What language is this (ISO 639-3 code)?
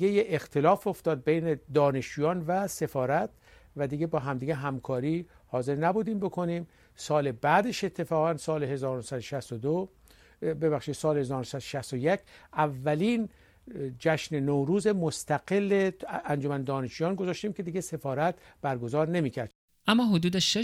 fas